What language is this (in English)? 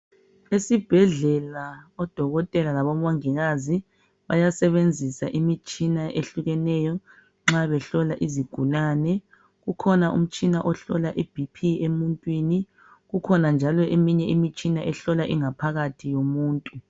North Ndebele